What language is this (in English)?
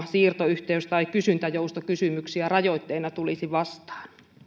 Finnish